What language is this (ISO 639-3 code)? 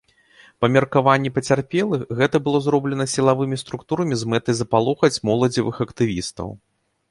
bel